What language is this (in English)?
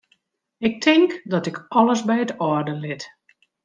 Western Frisian